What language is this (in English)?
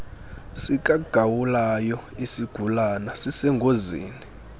Xhosa